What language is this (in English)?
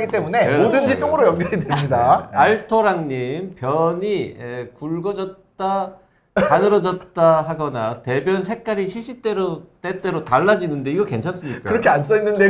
Korean